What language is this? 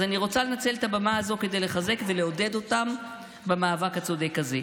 Hebrew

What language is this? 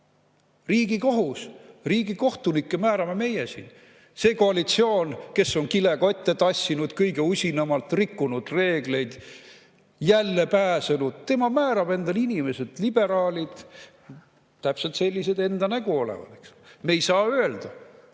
Estonian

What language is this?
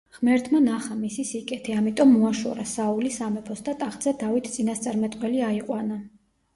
Georgian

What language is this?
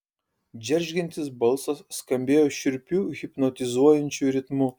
Lithuanian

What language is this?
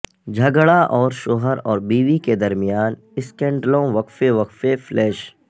Urdu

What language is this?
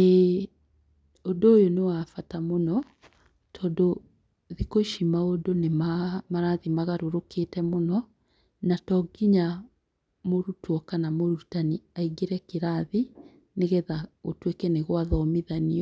Kikuyu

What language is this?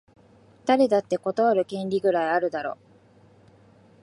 Japanese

